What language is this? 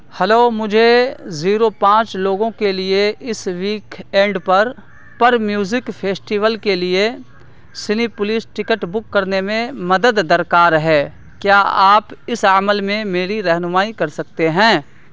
Urdu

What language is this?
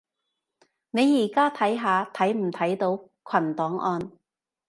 Cantonese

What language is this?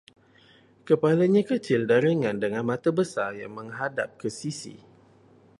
Malay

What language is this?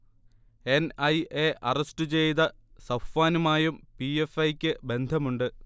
Malayalam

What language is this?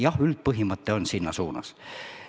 Estonian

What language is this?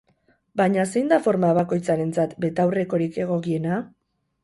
Basque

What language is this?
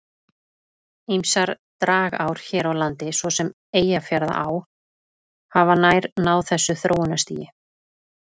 Icelandic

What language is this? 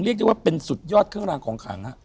Thai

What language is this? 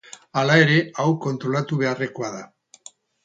Basque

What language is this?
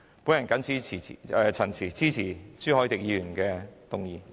Cantonese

